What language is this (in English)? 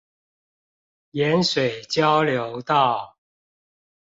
Chinese